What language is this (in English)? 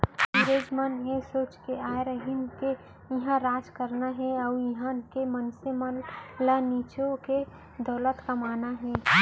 Chhattisgarhi